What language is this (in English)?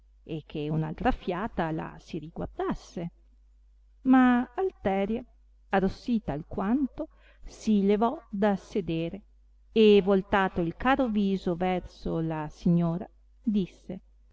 Italian